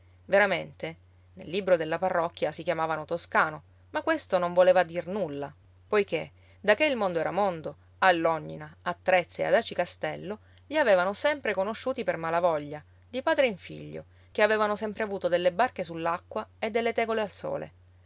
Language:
Italian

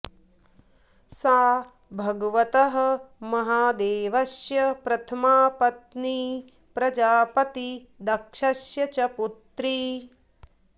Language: Sanskrit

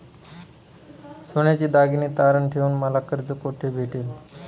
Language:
Marathi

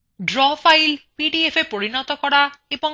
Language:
Bangla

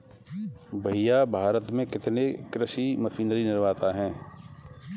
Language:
Hindi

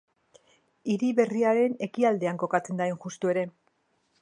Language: Basque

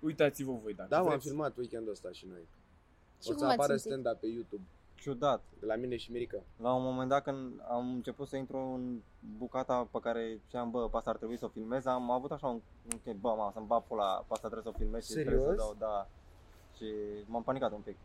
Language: Romanian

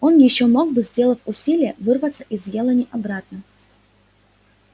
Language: Russian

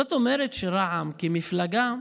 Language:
Hebrew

